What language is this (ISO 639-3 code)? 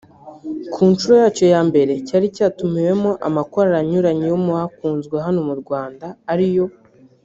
kin